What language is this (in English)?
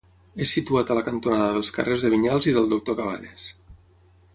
Catalan